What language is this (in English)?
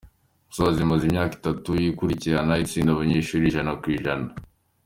Kinyarwanda